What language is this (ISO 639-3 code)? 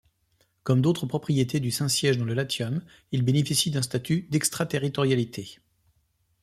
fra